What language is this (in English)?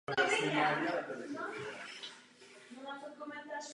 Czech